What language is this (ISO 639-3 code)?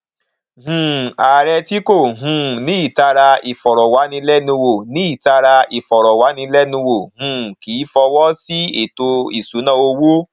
yor